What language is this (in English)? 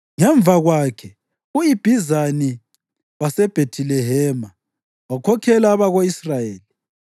North Ndebele